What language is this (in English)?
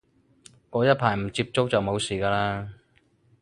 Cantonese